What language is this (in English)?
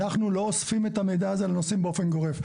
Hebrew